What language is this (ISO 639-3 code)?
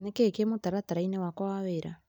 kik